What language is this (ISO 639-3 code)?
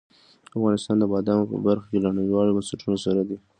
pus